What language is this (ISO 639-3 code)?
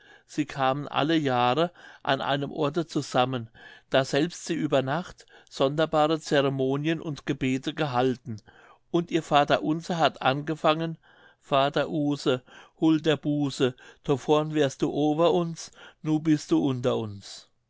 deu